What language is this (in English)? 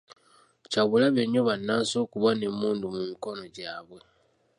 Ganda